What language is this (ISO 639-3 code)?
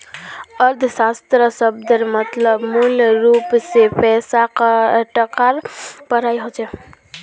mag